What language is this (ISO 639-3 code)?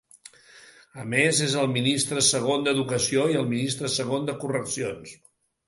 cat